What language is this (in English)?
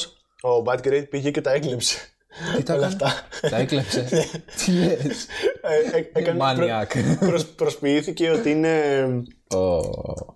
Greek